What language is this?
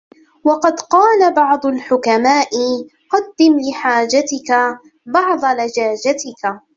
Arabic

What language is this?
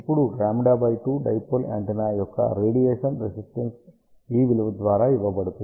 Telugu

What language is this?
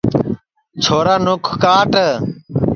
Sansi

